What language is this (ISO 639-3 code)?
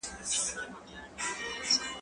pus